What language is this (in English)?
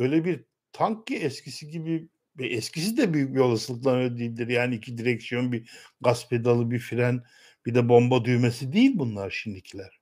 Turkish